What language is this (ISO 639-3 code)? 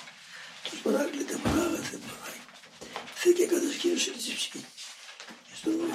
ell